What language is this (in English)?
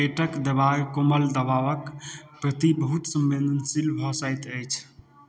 Maithili